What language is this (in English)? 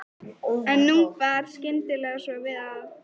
Icelandic